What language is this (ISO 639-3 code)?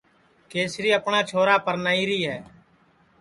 ssi